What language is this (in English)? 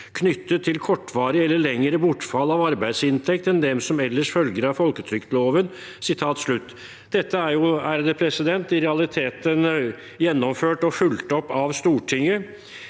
Norwegian